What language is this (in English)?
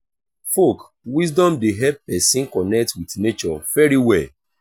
Nigerian Pidgin